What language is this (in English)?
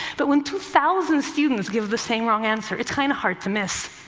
English